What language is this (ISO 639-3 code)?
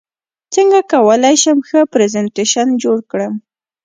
pus